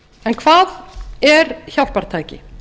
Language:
Icelandic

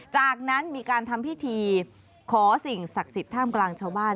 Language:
Thai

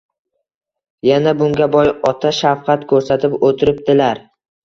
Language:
Uzbek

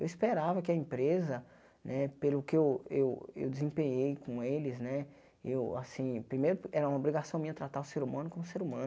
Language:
Portuguese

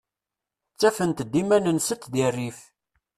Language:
Kabyle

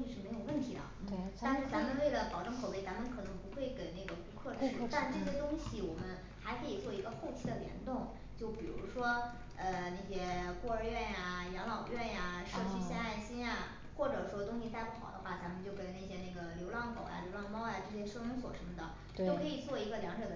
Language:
Chinese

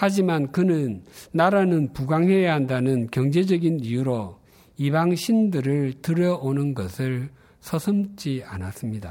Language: Korean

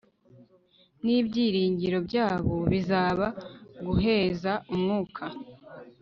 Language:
Kinyarwanda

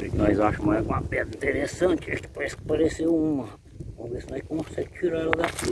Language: Portuguese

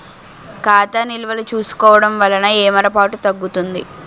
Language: Telugu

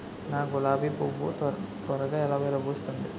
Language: Telugu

